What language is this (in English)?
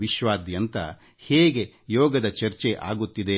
Kannada